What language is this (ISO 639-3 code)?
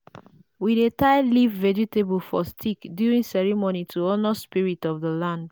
pcm